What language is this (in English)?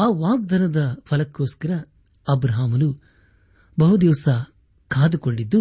Kannada